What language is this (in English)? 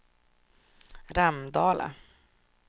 Swedish